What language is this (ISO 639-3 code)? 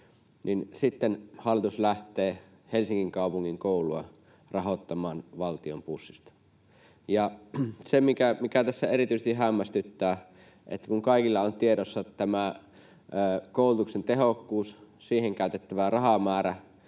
fin